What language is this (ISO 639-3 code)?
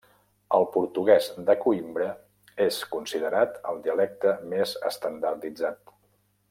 cat